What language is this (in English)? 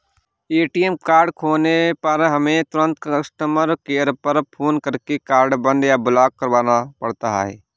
Hindi